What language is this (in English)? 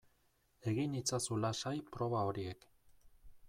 Basque